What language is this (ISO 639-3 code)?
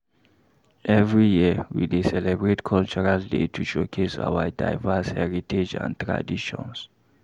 pcm